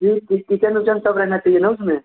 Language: Hindi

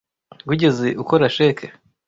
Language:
Kinyarwanda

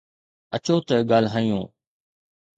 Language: Sindhi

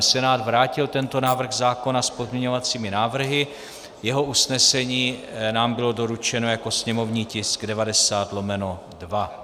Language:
Czech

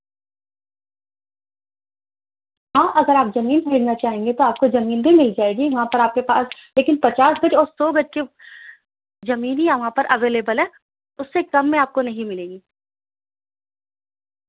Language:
Urdu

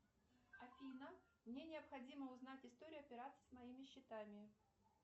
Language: Russian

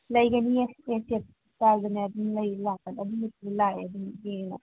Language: Manipuri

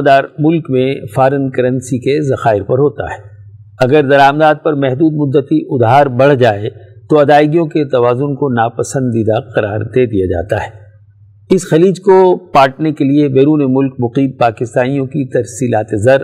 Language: Urdu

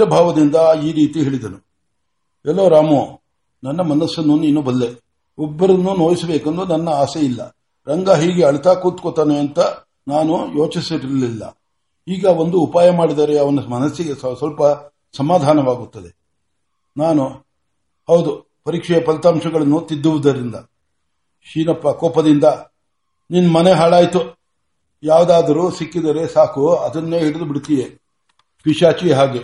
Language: Kannada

